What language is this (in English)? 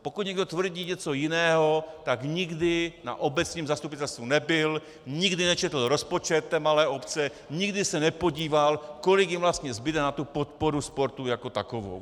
Czech